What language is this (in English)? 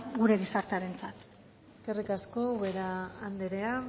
Basque